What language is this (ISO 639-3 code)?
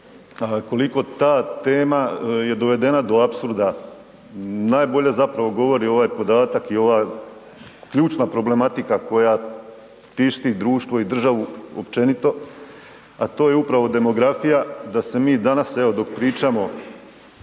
hrv